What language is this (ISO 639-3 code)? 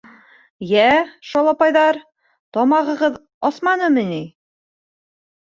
bak